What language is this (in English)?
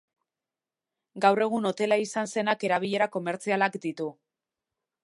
Basque